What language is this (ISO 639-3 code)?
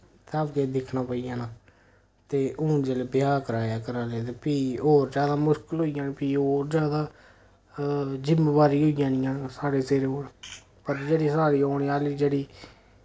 doi